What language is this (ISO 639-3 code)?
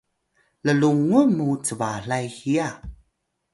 tay